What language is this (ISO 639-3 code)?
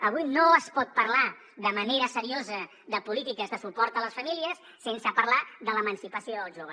cat